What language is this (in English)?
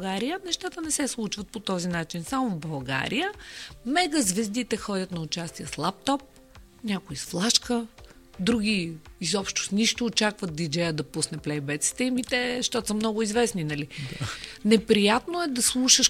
Bulgarian